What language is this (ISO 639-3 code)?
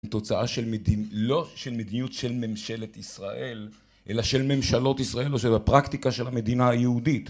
heb